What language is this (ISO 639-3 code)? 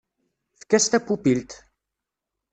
kab